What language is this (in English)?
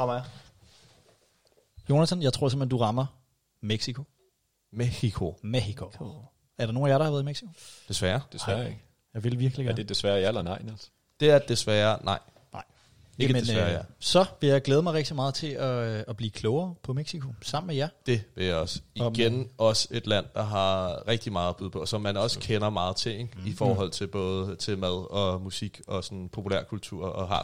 Danish